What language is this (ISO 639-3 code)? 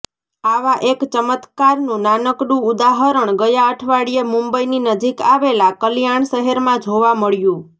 guj